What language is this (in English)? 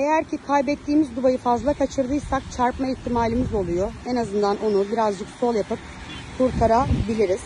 Turkish